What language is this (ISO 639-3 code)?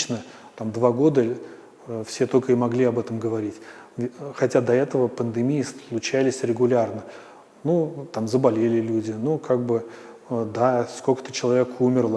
rus